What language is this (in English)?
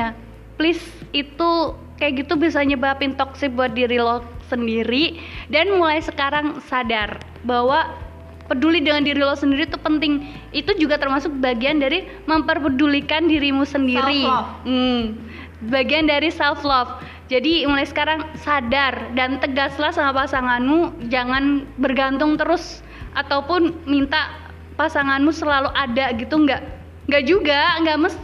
Indonesian